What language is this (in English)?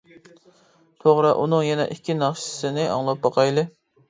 Uyghur